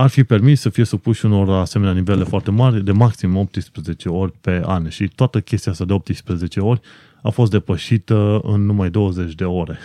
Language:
Romanian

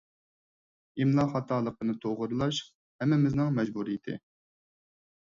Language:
Uyghur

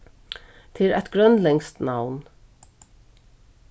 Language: Faroese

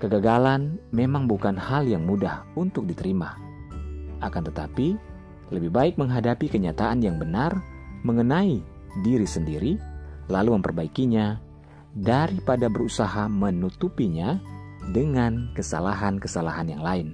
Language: Indonesian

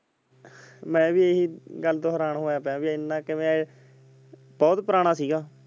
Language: Punjabi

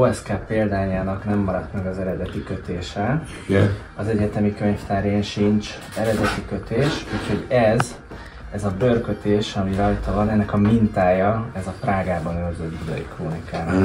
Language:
Hungarian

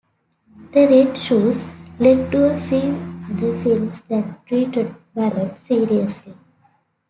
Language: English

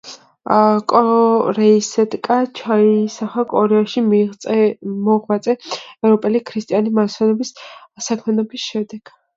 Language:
Georgian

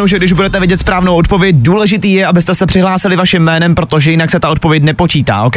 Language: Czech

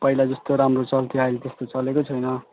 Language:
Nepali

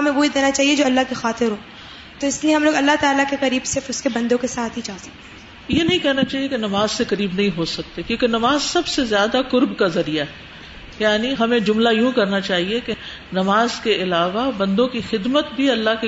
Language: Urdu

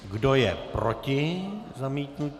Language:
Czech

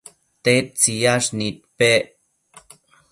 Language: Matsés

